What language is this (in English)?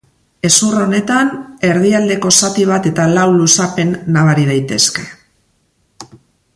Basque